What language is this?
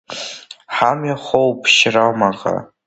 Abkhazian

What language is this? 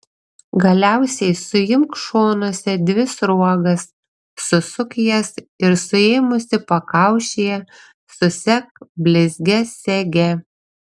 Lithuanian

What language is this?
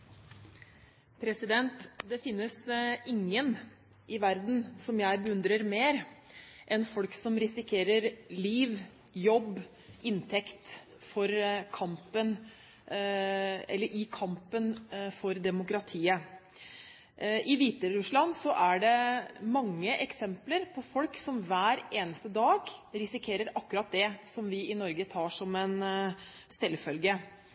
Norwegian Bokmål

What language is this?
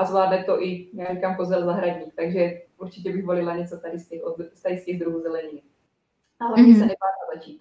Czech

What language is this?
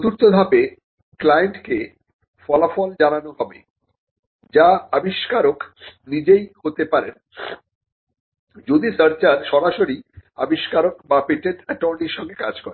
Bangla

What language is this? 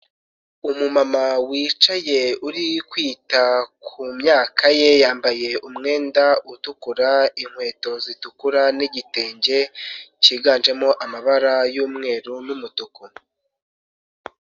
Kinyarwanda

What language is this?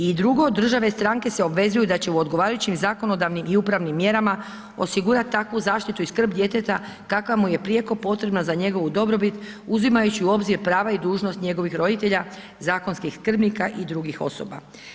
Croatian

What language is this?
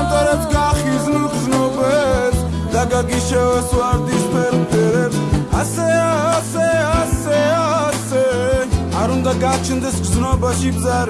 Georgian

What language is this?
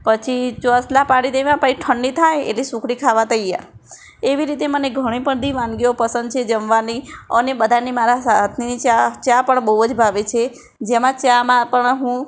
Gujarati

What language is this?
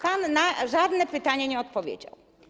Polish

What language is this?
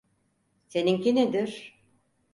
Turkish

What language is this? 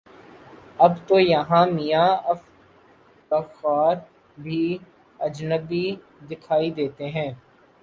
Urdu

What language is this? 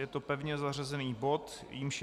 Czech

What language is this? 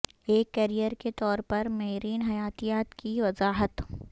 Urdu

